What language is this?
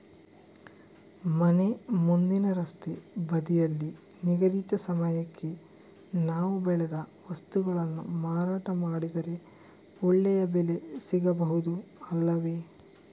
Kannada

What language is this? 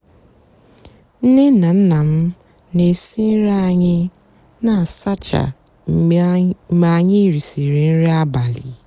Igbo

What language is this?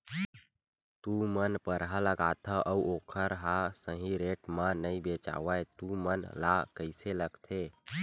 Chhattisgarhi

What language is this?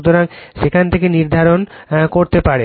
Bangla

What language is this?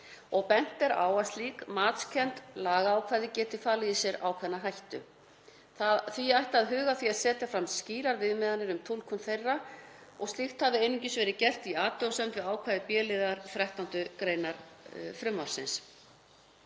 Icelandic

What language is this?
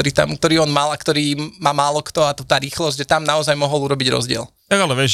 Slovak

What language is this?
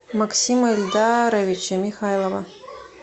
Russian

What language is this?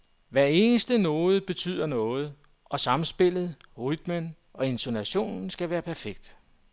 Danish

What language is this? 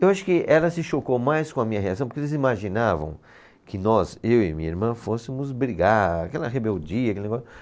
Portuguese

